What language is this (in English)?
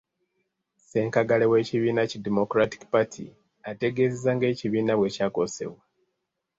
Ganda